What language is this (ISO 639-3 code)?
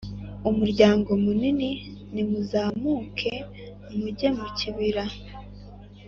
kin